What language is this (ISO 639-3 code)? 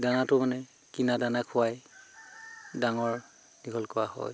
asm